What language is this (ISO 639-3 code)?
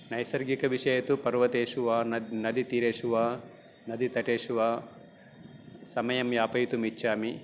san